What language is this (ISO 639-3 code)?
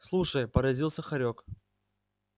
rus